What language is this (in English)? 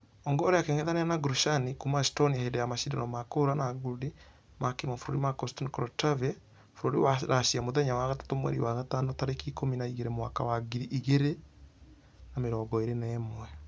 Kikuyu